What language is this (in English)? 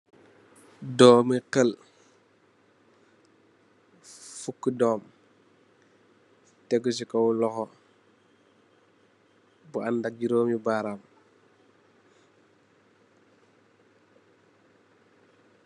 Wolof